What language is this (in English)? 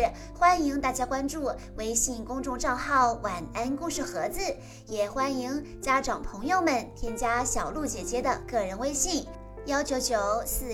Chinese